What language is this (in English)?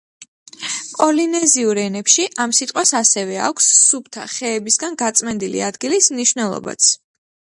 Georgian